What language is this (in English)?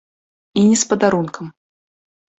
Belarusian